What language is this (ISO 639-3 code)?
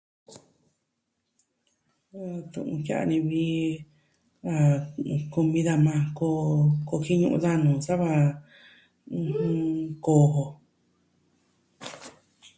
meh